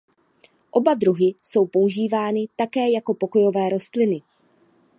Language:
Czech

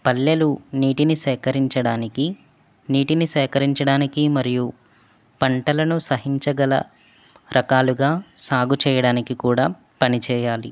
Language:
Telugu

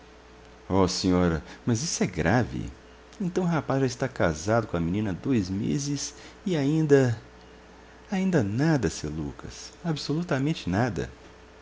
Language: Portuguese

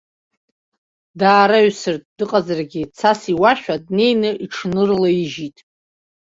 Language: Abkhazian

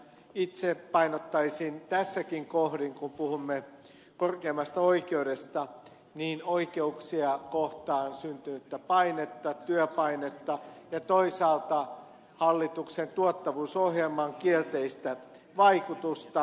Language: Finnish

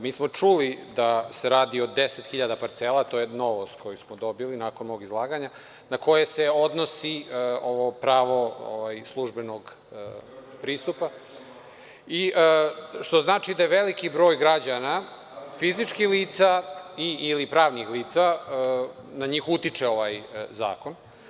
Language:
Serbian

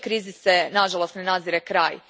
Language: Croatian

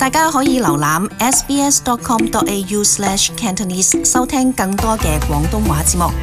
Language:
Chinese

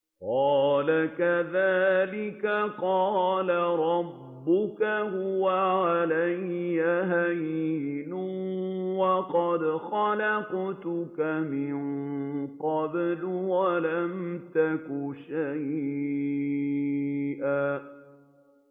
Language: Arabic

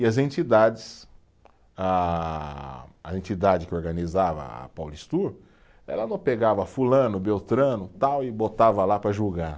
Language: Portuguese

